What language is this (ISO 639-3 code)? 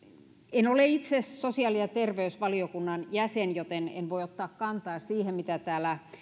fin